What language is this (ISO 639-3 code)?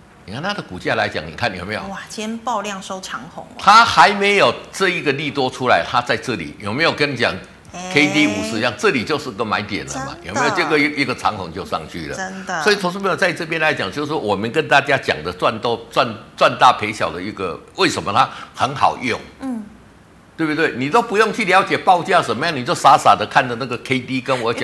zho